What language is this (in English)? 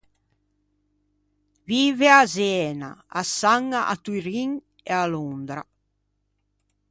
Ligurian